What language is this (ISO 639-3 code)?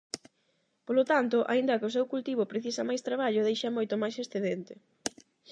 glg